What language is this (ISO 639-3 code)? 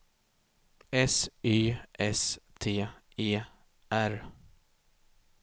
swe